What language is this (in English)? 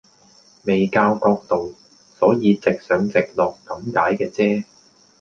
Cantonese